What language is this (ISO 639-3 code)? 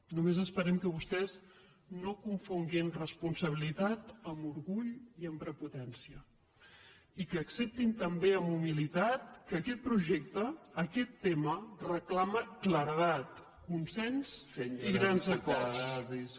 cat